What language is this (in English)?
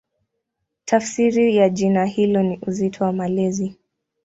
Swahili